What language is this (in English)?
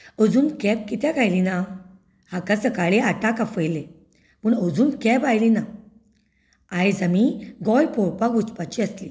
Konkani